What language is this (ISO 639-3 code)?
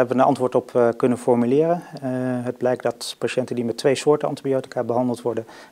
nld